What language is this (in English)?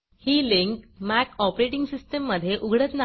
Marathi